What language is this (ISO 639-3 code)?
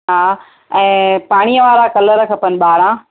snd